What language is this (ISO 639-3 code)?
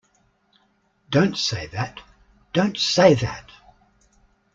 eng